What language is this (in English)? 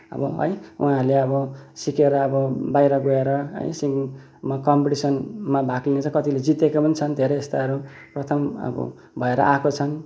Nepali